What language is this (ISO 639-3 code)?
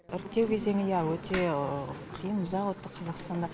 kaz